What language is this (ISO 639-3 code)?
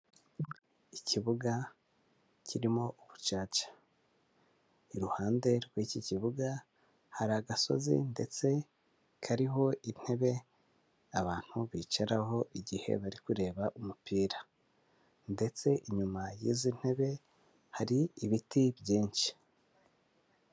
kin